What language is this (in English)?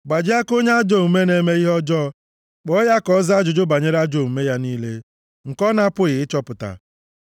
Igbo